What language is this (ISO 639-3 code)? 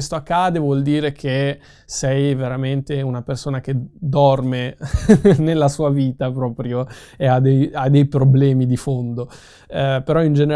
ita